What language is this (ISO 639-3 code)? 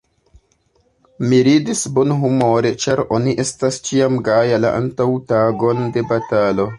epo